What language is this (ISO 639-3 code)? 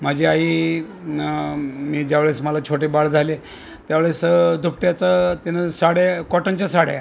mar